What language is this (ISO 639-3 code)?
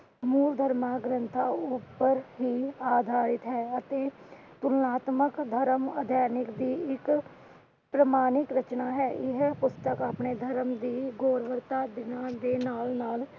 pan